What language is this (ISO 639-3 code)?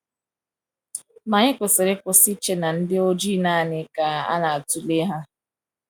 ibo